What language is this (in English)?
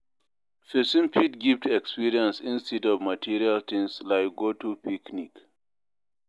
Nigerian Pidgin